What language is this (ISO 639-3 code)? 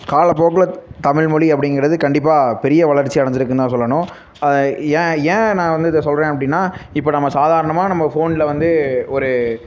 tam